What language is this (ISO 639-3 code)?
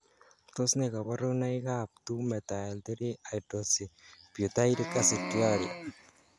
kln